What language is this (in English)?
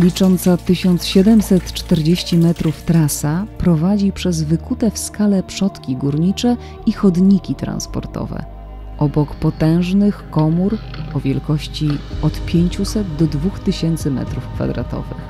Polish